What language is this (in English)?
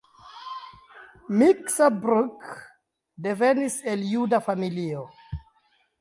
Esperanto